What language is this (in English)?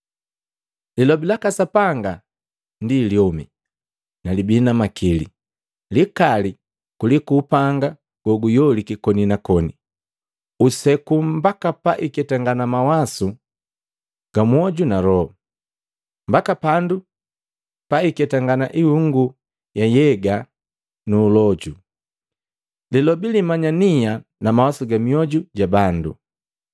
Matengo